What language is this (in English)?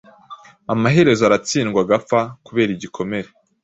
Kinyarwanda